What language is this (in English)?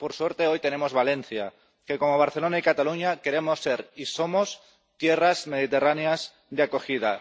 Spanish